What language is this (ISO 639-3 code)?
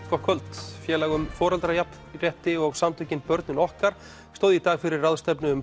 isl